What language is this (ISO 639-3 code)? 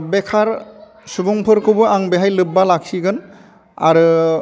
brx